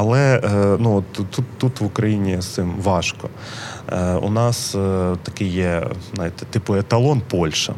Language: Ukrainian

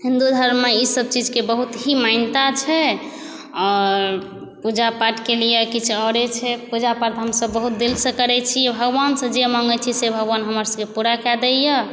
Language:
Maithili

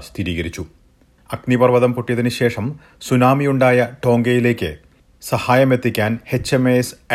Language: Malayalam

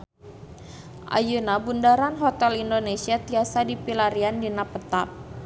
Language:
Sundanese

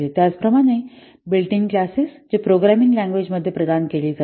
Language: Marathi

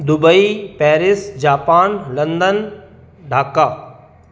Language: Sindhi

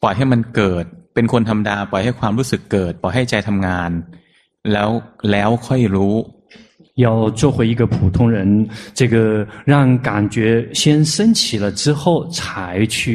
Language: Chinese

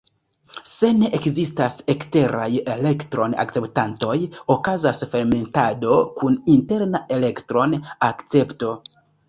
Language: Esperanto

